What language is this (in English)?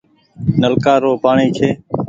Goaria